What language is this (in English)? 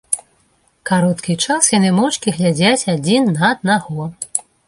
Belarusian